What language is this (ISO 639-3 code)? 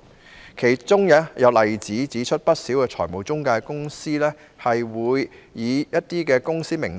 yue